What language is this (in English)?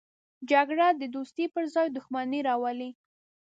Pashto